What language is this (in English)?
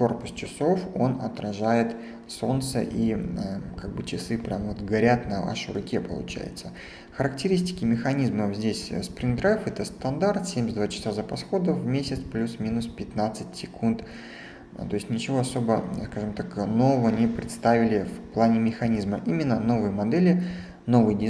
Russian